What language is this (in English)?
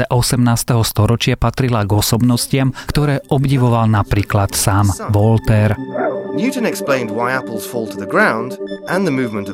Slovak